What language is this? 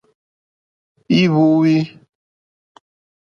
Mokpwe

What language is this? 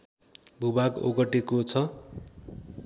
Nepali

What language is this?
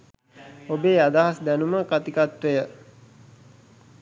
Sinhala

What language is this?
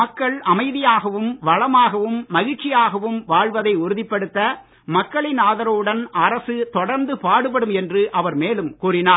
Tamil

